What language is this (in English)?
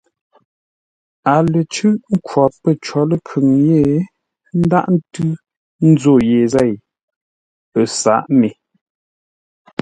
Ngombale